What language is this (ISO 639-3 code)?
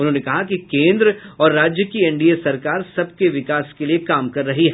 hin